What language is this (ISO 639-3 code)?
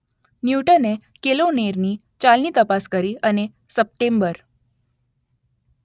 guj